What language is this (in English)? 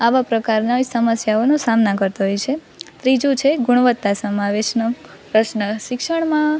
Gujarati